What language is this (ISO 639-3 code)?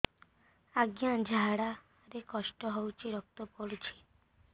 ori